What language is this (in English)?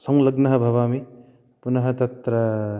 Sanskrit